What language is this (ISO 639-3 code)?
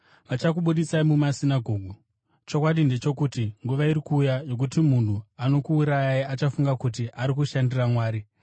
sna